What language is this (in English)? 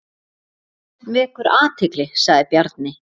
Icelandic